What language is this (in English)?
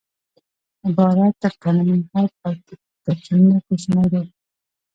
Pashto